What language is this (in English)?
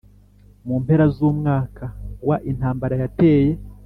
Kinyarwanda